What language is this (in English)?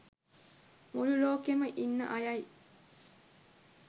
Sinhala